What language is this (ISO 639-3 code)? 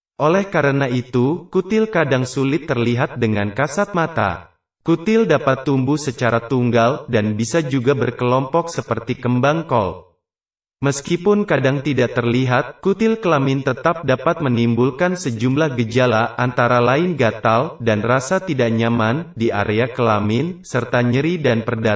ind